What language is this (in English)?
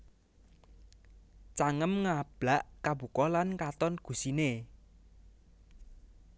Javanese